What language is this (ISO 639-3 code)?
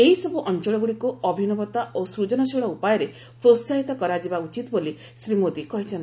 ori